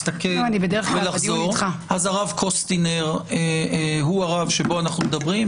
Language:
Hebrew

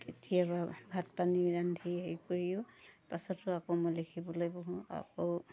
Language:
Assamese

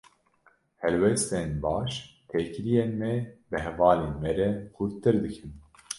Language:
Kurdish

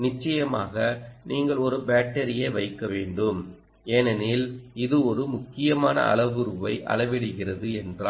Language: Tamil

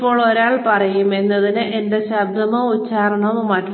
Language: Malayalam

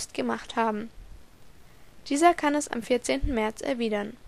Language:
German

